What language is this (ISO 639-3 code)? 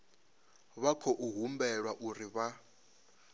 ven